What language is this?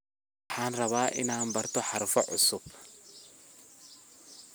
Somali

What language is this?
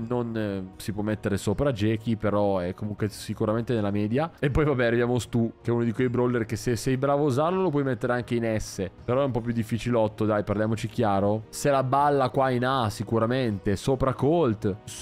Italian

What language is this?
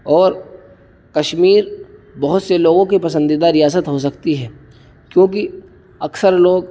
Urdu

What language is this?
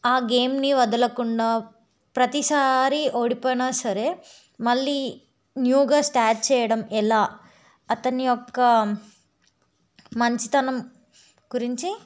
Telugu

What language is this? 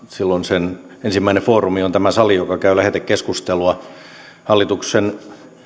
Finnish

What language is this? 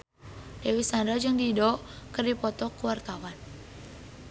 Sundanese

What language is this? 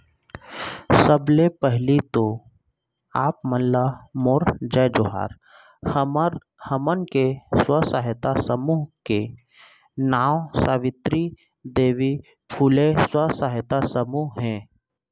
Chhattisgarhi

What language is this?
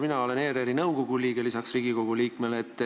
Estonian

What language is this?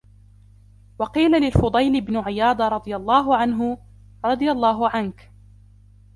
Arabic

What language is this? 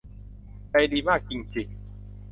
Thai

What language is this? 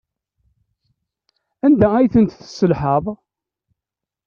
Kabyle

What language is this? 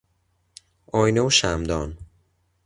Persian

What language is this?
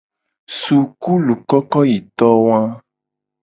Gen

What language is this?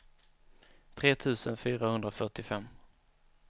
Swedish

